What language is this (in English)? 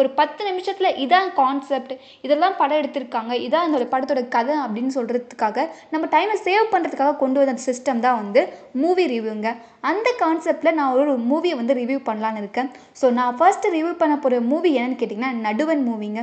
Tamil